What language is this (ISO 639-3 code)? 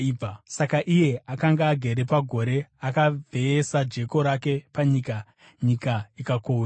sna